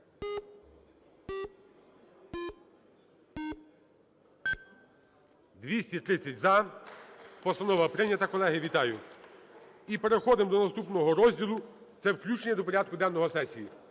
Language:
Ukrainian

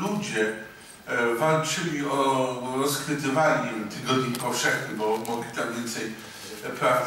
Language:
Polish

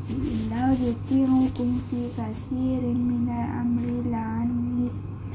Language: Malay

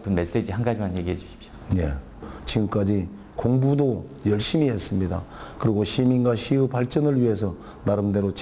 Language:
Korean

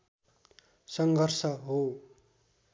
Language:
Nepali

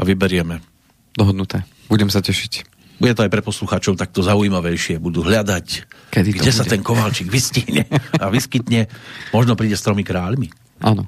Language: Slovak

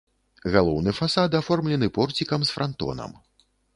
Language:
Belarusian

